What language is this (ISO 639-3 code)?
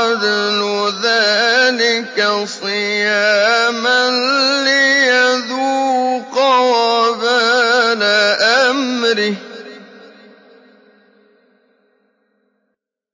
ara